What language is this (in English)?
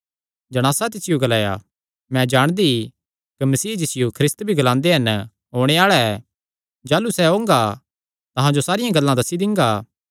Kangri